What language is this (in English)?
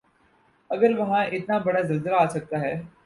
Urdu